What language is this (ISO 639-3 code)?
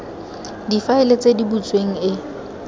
tsn